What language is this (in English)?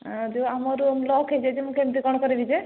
Odia